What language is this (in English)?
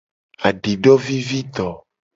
Gen